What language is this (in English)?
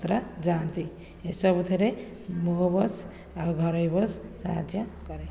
Odia